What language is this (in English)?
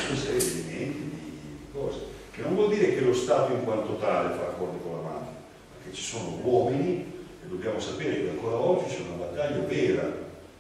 Italian